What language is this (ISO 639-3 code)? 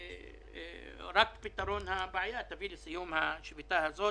heb